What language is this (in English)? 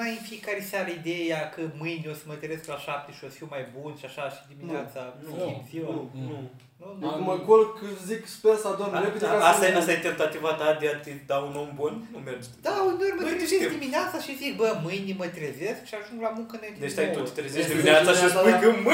Romanian